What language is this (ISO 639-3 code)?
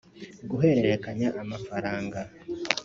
kin